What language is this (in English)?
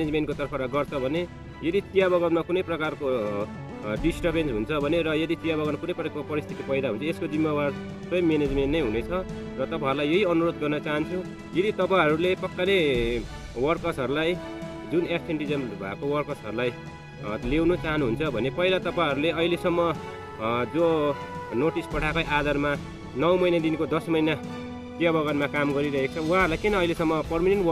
Hindi